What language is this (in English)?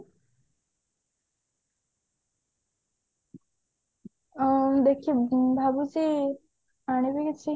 Odia